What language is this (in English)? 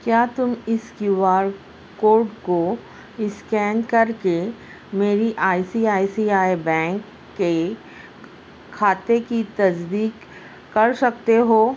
Urdu